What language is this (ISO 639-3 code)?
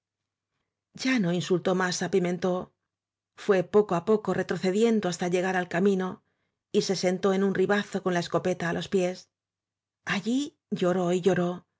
spa